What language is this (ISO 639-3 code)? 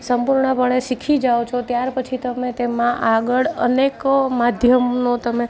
guj